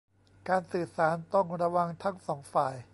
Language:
Thai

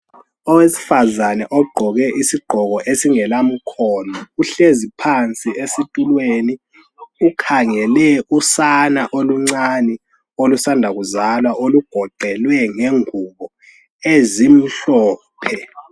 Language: North Ndebele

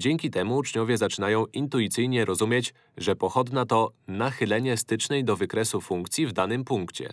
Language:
Polish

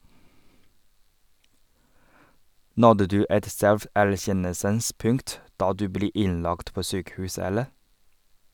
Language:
Norwegian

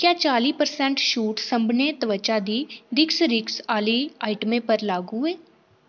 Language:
Dogri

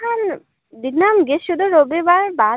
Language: Santali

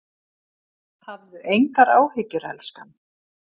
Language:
Icelandic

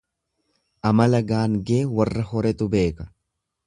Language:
Oromo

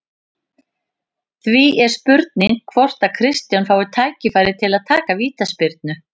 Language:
Icelandic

